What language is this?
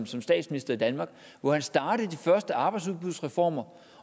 Danish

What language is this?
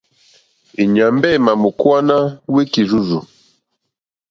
Mokpwe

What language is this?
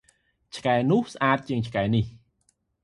Khmer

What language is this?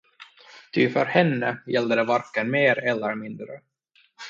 Swedish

